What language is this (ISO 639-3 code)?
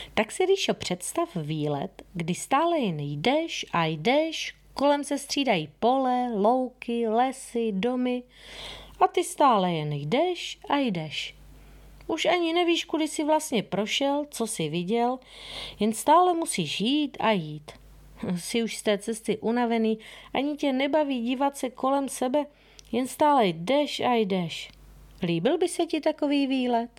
ces